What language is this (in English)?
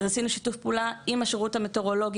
Hebrew